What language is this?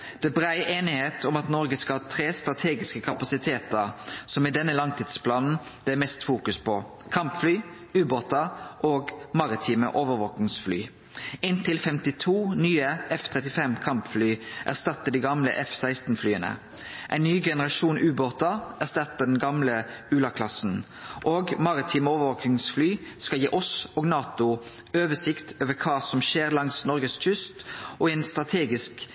Norwegian Nynorsk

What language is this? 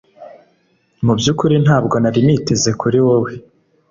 Kinyarwanda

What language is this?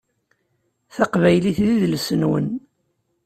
Kabyle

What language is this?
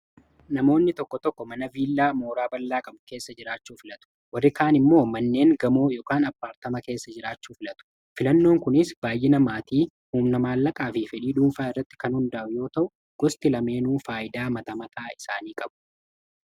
Oromo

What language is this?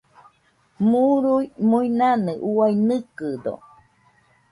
Nüpode Huitoto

